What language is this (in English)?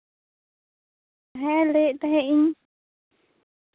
Santali